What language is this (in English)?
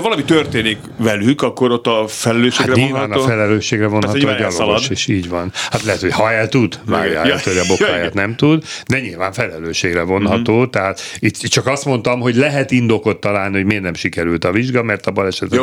Hungarian